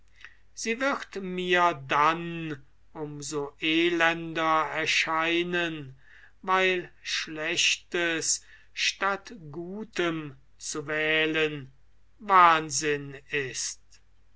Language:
German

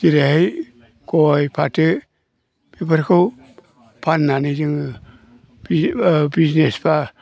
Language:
Bodo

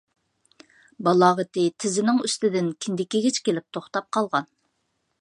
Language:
Uyghur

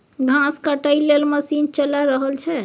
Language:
Maithili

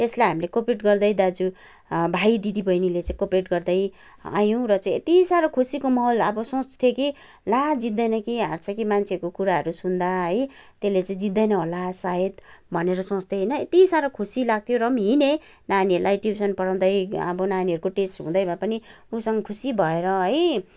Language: Nepali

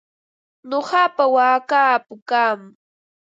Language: Ambo-Pasco Quechua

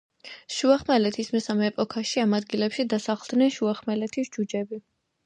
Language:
Georgian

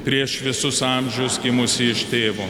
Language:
Lithuanian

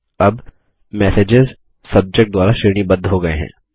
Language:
Hindi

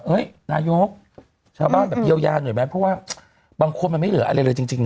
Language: Thai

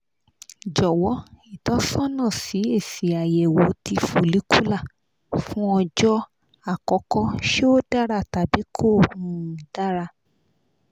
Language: Yoruba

